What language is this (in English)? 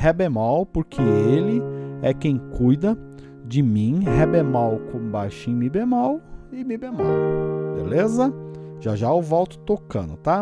Portuguese